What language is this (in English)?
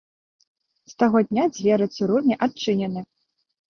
Belarusian